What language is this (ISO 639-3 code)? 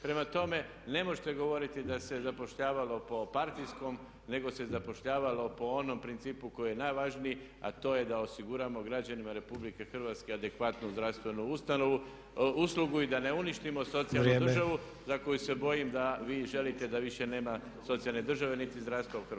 hrv